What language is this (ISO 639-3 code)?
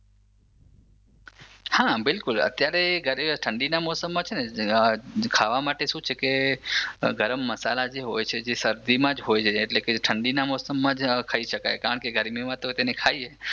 guj